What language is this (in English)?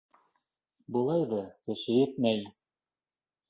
Bashkir